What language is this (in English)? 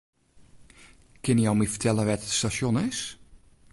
Western Frisian